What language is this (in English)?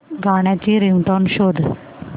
Marathi